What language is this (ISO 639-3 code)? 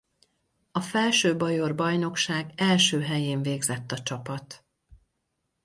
hun